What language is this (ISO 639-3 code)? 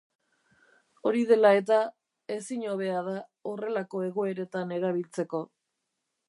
eus